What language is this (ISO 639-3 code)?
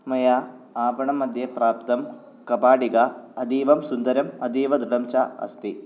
san